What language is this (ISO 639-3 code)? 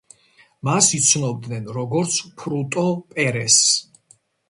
kat